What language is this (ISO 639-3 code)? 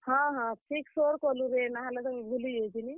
ori